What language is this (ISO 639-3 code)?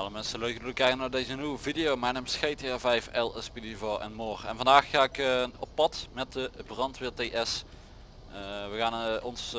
nld